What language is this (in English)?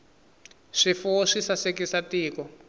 Tsonga